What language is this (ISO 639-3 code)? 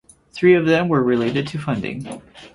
eng